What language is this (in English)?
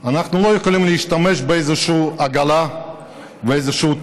Hebrew